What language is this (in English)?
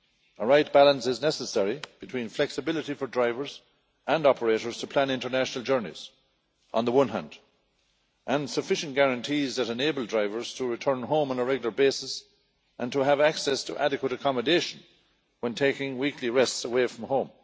English